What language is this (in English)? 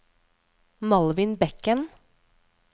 Norwegian